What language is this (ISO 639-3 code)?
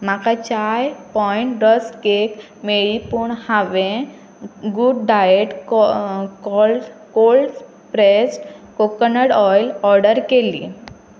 kok